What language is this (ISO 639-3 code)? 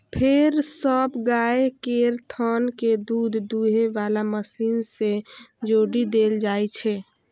mai